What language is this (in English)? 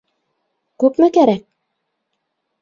Bashkir